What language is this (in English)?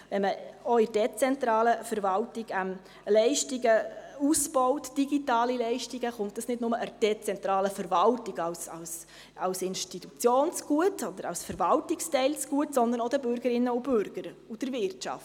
Swiss German